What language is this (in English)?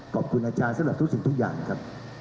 Thai